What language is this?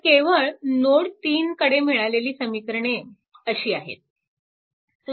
Marathi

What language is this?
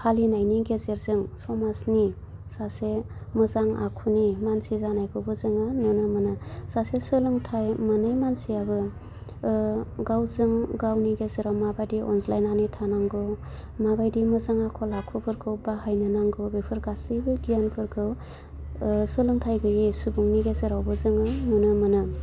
Bodo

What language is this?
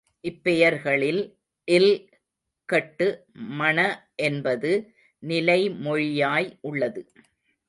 Tamil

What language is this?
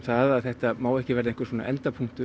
Icelandic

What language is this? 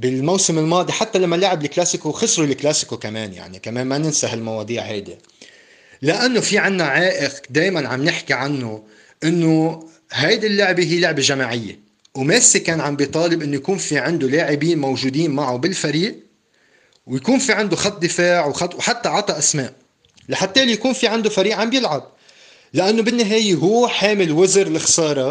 Arabic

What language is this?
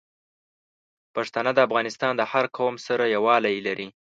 Pashto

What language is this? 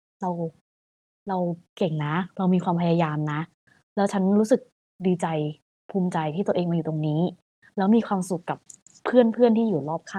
Thai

